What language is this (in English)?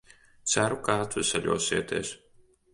Latvian